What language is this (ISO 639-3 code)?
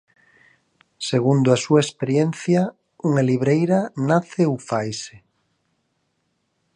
glg